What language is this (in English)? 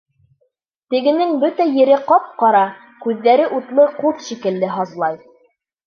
Bashkir